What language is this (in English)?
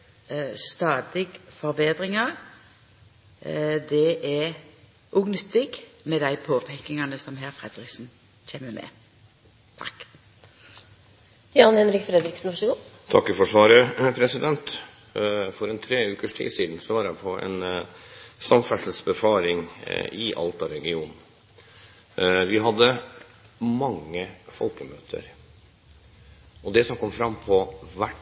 Norwegian